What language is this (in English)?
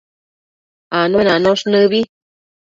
Matsés